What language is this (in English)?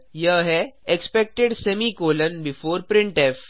Hindi